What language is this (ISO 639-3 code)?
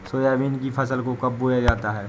hin